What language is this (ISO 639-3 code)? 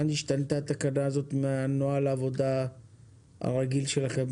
heb